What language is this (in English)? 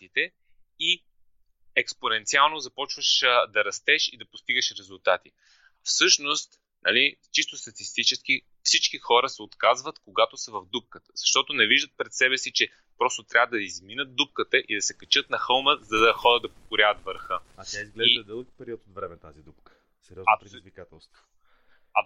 Bulgarian